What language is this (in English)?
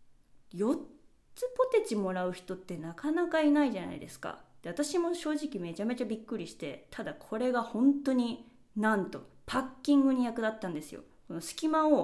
Japanese